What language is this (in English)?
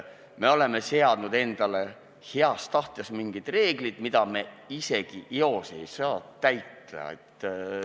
Estonian